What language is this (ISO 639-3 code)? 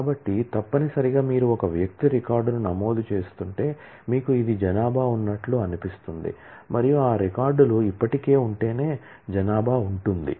tel